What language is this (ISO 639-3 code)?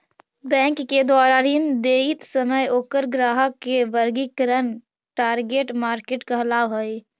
mag